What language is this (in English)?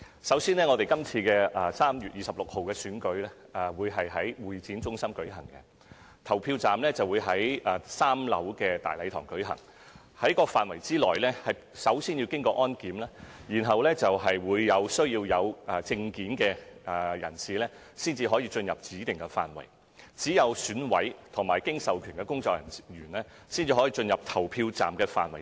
Cantonese